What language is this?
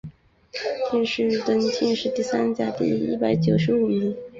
Chinese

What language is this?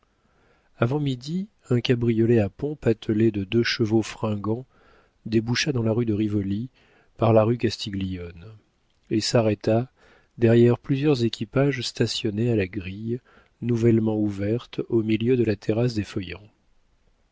French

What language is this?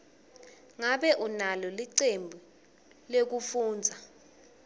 Swati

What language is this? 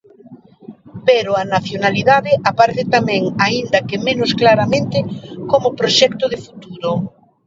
Galician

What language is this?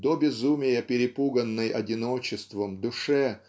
Russian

